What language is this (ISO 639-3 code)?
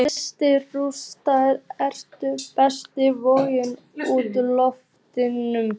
isl